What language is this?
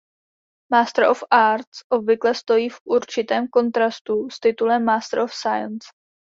Czech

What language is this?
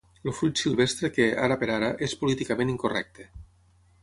Catalan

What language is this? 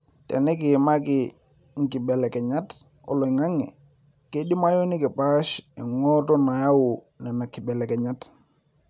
Masai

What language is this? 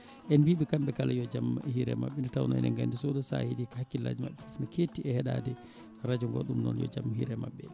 Fula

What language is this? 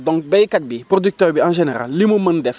Wolof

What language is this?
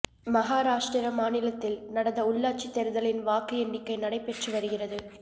Tamil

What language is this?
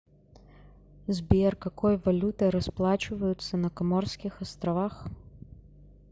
Russian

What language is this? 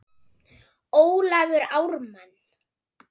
Icelandic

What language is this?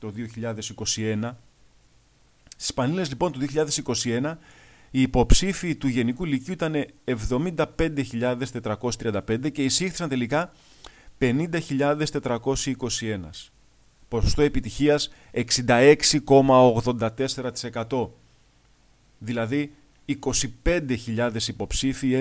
Greek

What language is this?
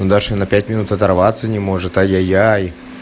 Russian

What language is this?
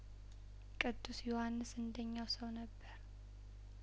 Amharic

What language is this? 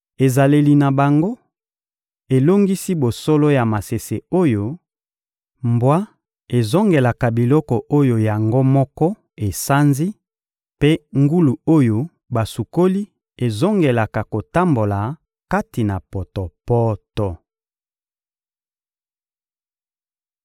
Lingala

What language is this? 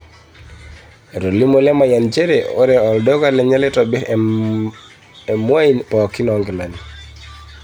Masai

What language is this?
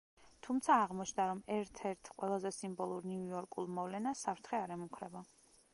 Georgian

